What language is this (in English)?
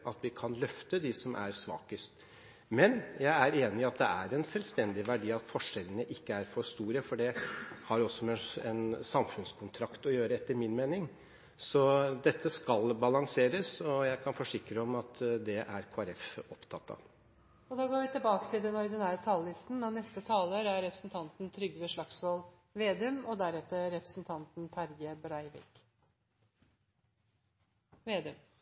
Norwegian